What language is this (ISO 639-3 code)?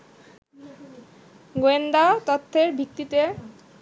ben